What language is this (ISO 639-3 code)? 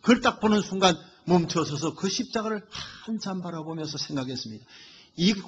kor